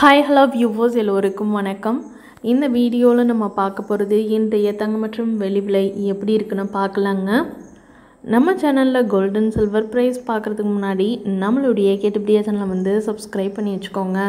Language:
Romanian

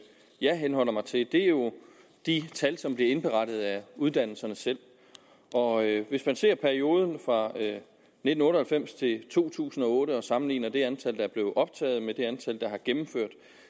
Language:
Danish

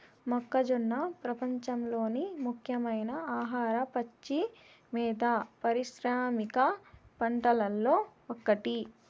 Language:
Telugu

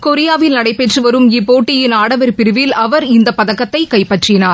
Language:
Tamil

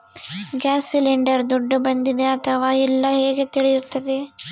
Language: Kannada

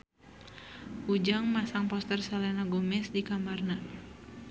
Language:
Sundanese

